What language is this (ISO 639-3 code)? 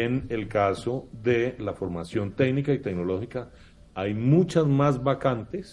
spa